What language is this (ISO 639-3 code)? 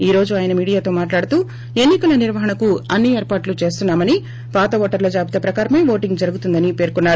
tel